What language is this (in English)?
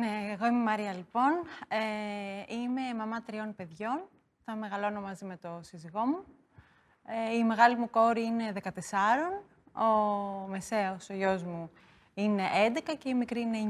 Greek